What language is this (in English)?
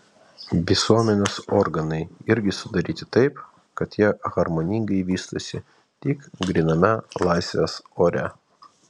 Lithuanian